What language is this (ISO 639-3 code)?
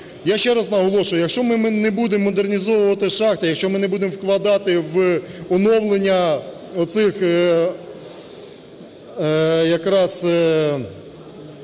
ukr